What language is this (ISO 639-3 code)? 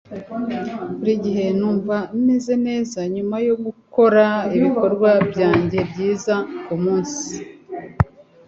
kin